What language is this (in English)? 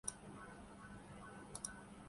Urdu